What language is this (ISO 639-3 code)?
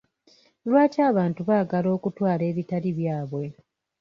lug